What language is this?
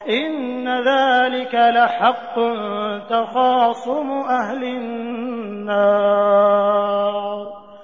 Arabic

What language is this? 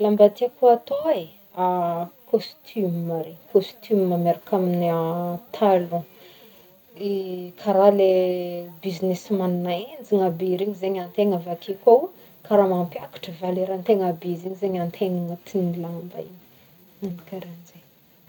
Northern Betsimisaraka Malagasy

